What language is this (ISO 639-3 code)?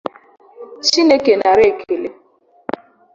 ibo